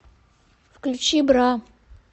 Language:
Russian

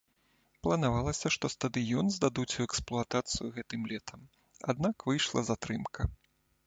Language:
Belarusian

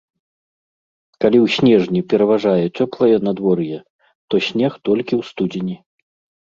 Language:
Belarusian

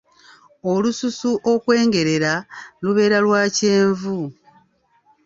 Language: Ganda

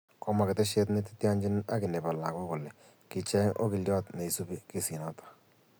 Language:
Kalenjin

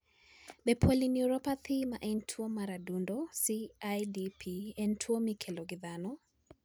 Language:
Luo (Kenya and Tanzania)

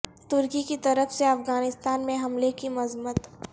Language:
Urdu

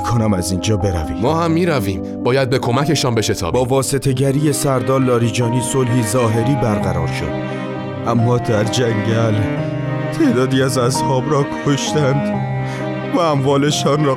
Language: Persian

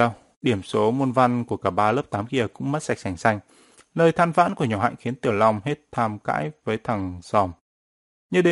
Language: Vietnamese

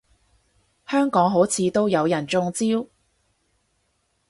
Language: Cantonese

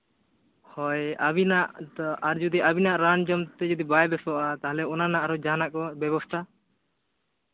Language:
Santali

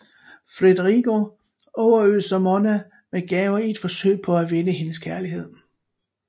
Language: Danish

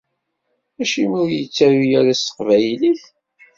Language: Kabyle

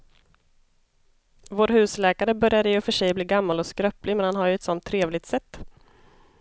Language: Swedish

